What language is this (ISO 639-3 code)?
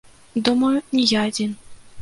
bel